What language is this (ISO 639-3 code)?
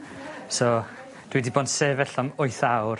cym